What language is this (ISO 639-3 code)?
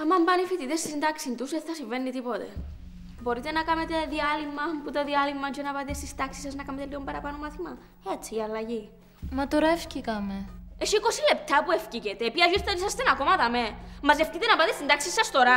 ell